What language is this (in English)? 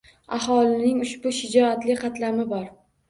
Uzbek